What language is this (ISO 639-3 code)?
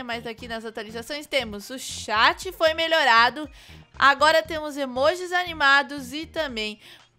por